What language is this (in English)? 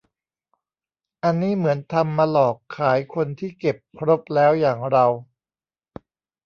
Thai